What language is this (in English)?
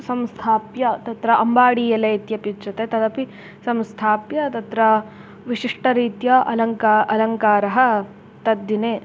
Sanskrit